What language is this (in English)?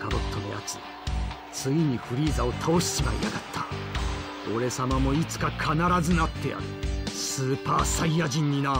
Japanese